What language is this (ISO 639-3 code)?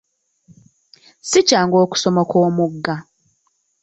lug